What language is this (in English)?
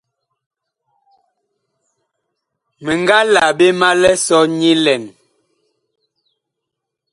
Bakoko